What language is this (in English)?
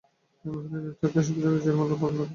Bangla